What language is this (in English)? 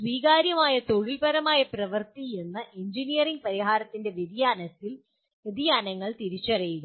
Malayalam